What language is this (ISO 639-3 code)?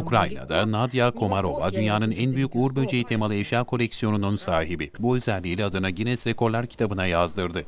tur